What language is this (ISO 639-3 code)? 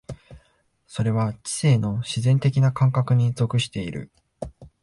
jpn